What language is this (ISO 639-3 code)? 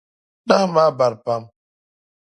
dag